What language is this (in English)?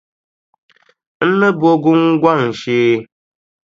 Dagbani